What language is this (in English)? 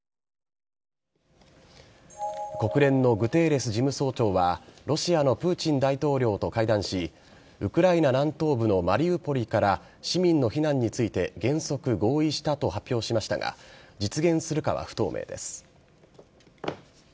Japanese